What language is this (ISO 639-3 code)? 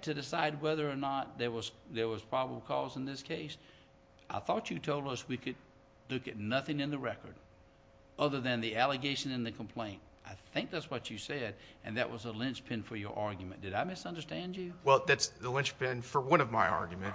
eng